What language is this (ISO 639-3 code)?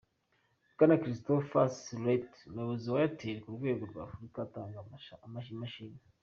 kin